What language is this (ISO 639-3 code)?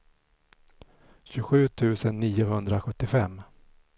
swe